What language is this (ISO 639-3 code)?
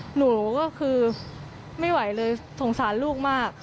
tha